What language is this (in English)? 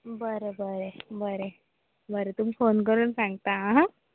Konkani